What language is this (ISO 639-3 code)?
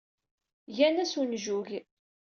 kab